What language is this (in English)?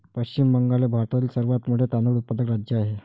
Marathi